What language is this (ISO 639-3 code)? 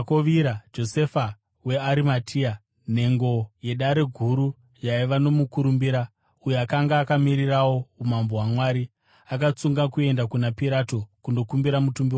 sna